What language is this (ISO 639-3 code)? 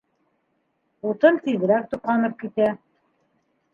bak